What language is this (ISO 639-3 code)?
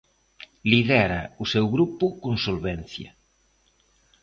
glg